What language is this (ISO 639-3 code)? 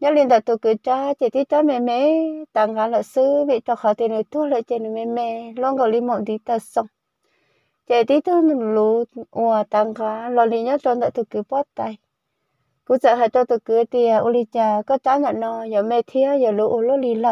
vie